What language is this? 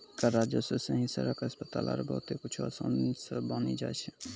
Maithili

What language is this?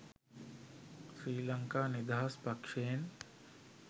Sinhala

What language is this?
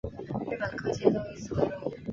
Chinese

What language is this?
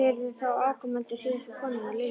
Icelandic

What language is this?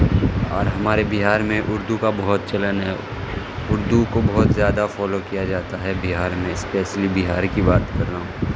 Urdu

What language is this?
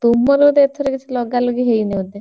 Odia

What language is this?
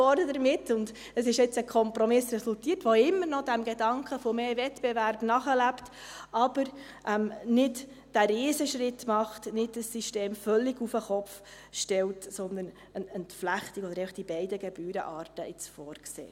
Swiss German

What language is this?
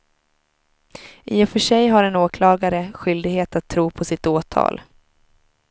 Swedish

